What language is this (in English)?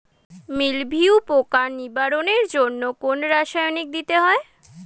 Bangla